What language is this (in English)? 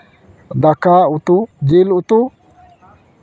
Santali